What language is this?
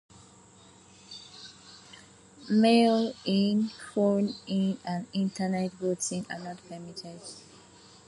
English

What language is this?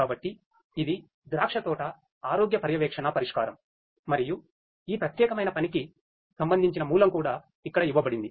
Telugu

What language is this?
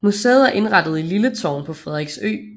Danish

